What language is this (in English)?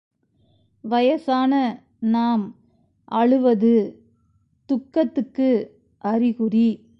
Tamil